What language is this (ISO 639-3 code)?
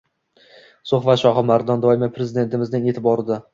uzb